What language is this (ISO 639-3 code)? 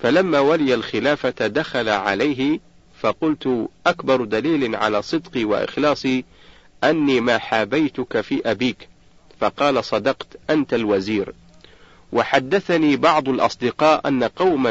ara